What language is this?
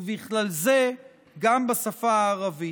Hebrew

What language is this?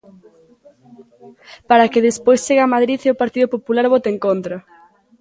Galician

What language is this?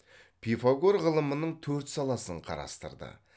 Kazakh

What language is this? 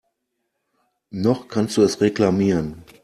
German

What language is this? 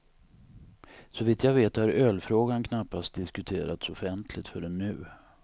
Swedish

